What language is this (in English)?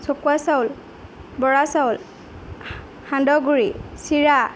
Assamese